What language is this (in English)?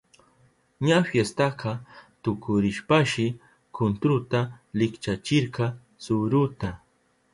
Southern Pastaza Quechua